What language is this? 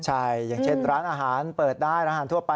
Thai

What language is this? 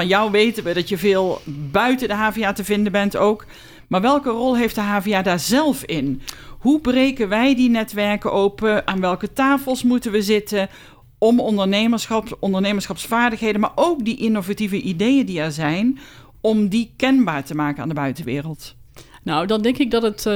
Dutch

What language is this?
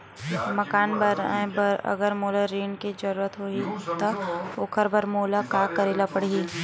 Chhattisgarhi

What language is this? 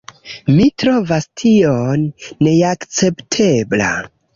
Esperanto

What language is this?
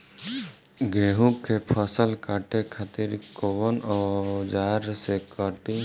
Bhojpuri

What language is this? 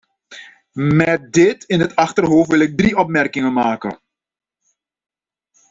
Dutch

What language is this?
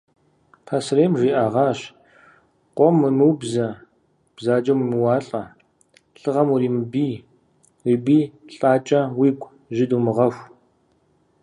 Kabardian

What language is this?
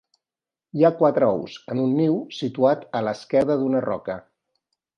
Catalan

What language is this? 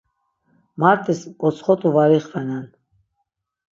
Laz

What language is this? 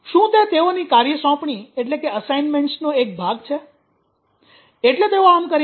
Gujarati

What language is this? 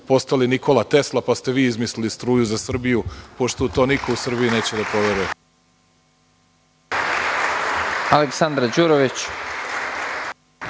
Serbian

